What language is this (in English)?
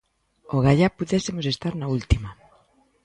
Galician